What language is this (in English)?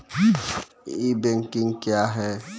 Maithili